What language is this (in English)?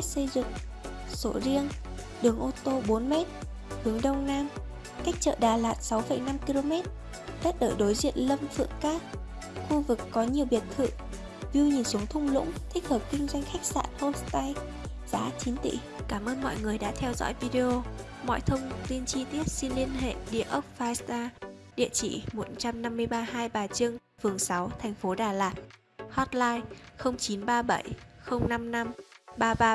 Vietnamese